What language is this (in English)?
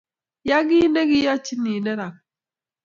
Kalenjin